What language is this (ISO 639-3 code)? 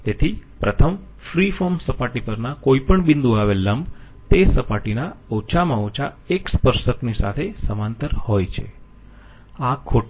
guj